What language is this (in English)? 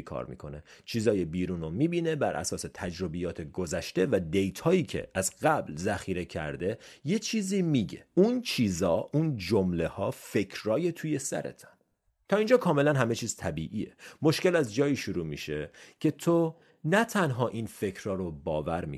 Persian